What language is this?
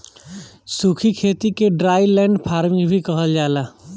Bhojpuri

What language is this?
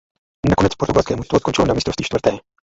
Czech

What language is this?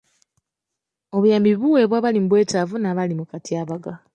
Ganda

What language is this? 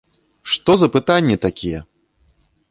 Belarusian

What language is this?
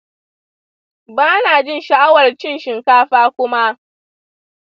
Hausa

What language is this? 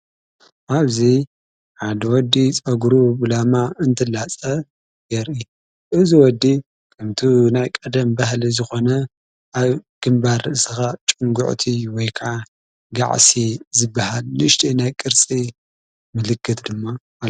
Tigrinya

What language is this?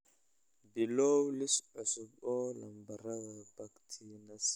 Somali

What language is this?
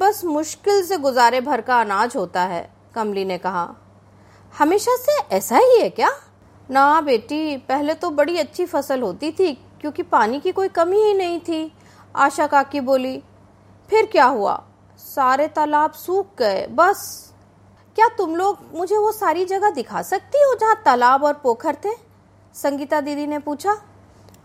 Hindi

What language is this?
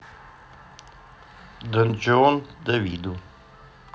Russian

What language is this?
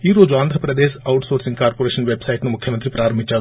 Telugu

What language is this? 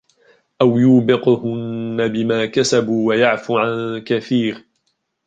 Arabic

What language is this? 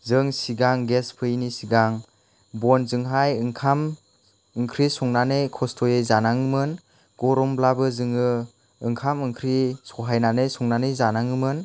Bodo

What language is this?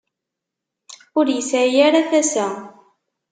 Kabyle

